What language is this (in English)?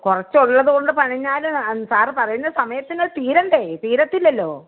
Malayalam